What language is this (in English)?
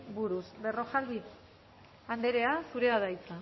Basque